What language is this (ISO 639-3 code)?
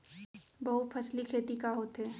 hne